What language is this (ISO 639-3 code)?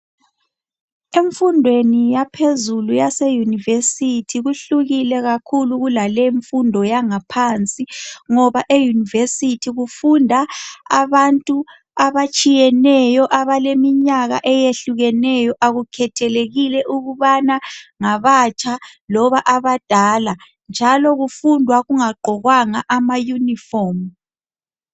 nde